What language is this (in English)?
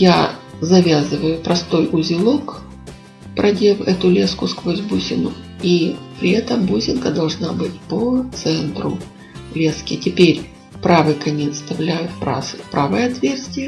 Russian